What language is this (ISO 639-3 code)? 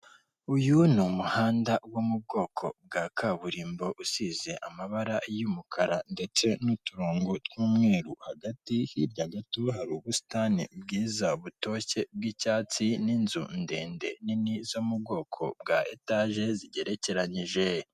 kin